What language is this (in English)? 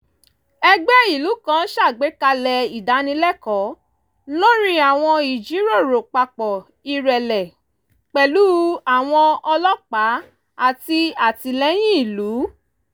Yoruba